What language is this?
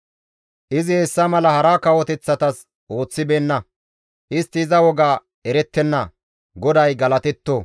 Gamo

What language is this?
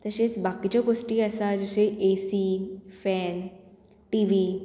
Konkani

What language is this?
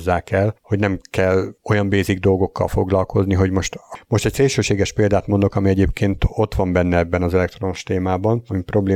Hungarian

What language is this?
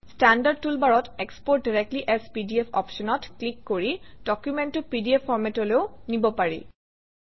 Assamese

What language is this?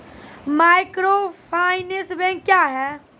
Maithili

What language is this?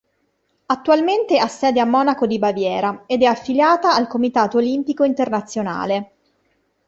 Italian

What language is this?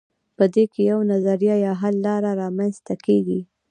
Pashto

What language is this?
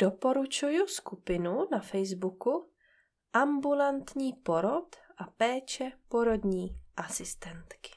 Czech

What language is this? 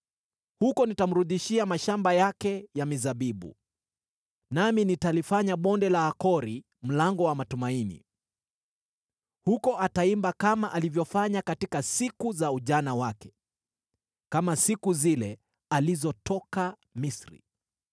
Swahili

